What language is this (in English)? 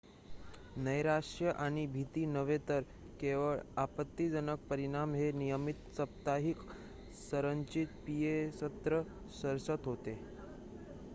Marathi